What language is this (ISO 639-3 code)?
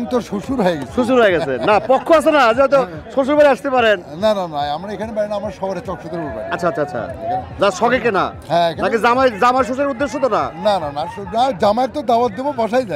ara